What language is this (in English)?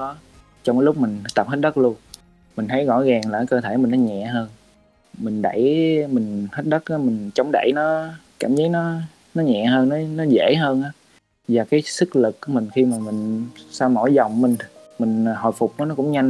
Vietnamese